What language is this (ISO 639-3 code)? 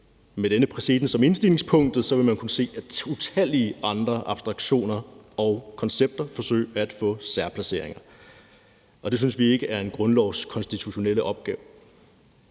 dan